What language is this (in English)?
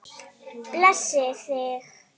Icelandic